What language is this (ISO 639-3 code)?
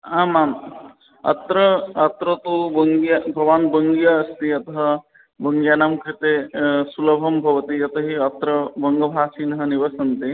san